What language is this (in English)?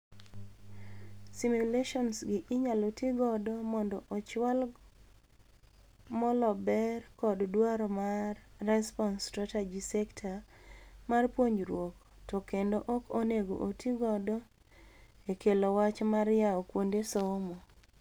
Luo (Kenya and Tanzania)